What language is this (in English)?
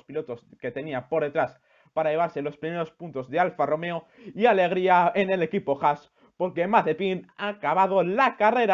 Spanish